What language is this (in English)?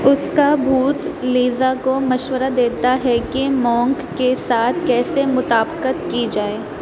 Urdu